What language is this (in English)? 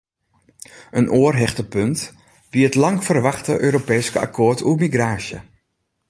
Western Frisian